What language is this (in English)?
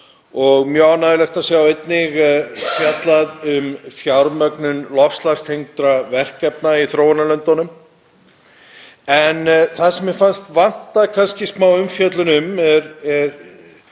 Icelandic